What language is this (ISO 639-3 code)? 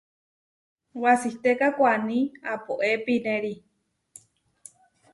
var